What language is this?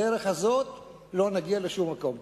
Hebrew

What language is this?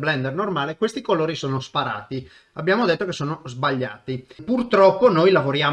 Italian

